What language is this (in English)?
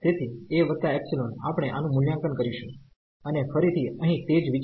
Gujarati